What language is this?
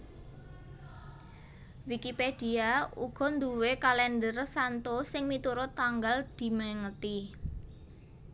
Javanese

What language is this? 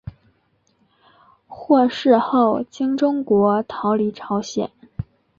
Chinese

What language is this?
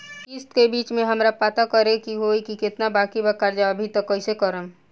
Bhojpuri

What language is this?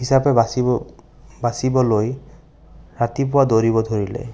Assamese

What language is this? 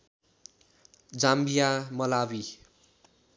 Nepali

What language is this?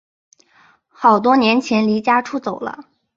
Chinese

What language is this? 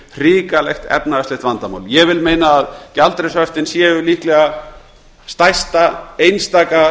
Icelandic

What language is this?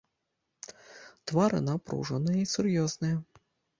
Belarusian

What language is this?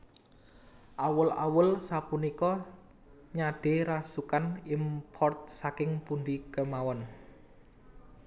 Javanese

